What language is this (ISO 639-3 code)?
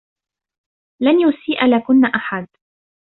ara